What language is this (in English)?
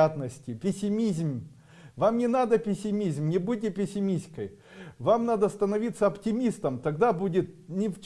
Russian